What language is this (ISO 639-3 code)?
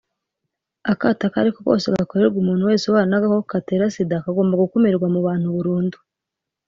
kin